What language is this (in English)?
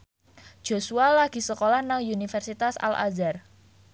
Javanese